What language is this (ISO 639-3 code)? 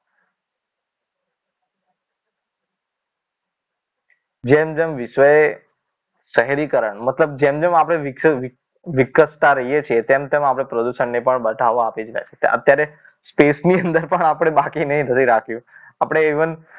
guj